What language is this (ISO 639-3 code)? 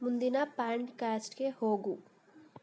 kan